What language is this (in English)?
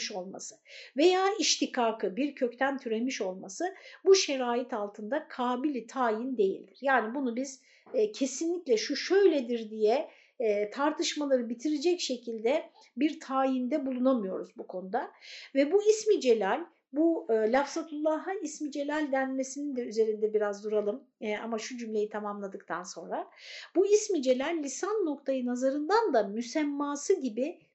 Turkish